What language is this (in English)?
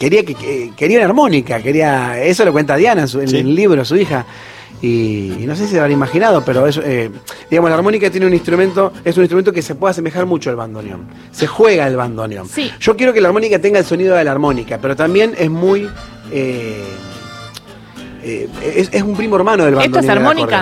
Spanish